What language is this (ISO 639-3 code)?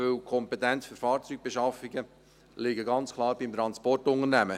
gsw